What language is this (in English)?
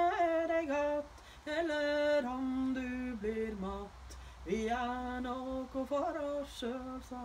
Norwegian